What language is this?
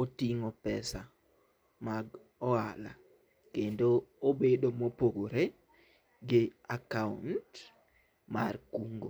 Luo (Kenya and Tanzania)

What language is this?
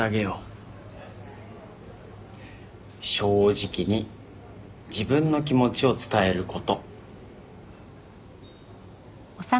Japanese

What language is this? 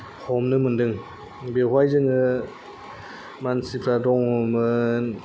Bodo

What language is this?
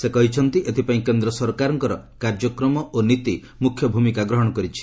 Odia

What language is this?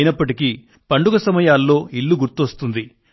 Telugu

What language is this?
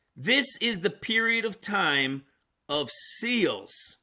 English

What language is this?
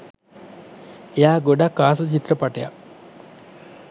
Sinhala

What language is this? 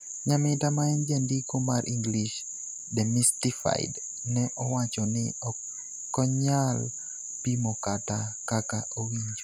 Luo (Kenya and Tanzania)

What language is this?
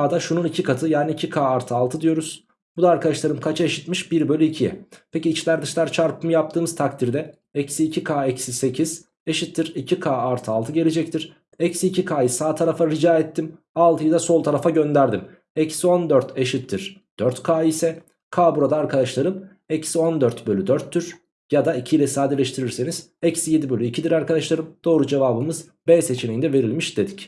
Turkish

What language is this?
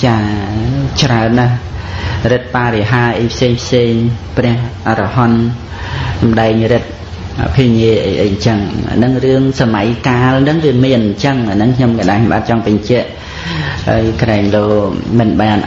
Khmer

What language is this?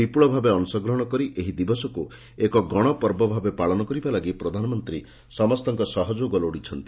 Odia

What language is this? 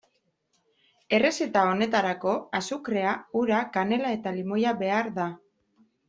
Basque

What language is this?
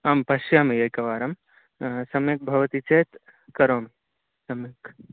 Sanskrit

